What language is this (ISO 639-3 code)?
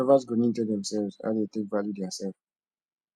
pcm